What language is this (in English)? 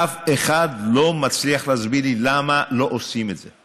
Hebrew